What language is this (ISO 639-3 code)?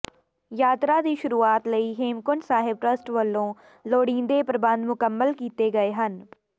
pan